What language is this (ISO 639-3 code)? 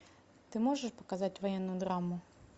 rus